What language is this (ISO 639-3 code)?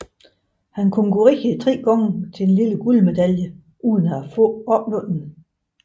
dan